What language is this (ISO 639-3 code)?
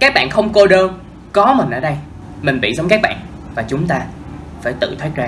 vie